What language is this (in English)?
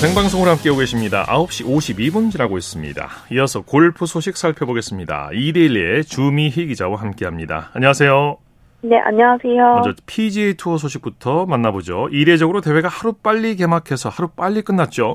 Korean